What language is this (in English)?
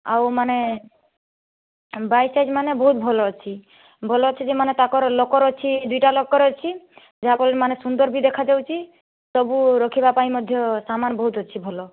Odia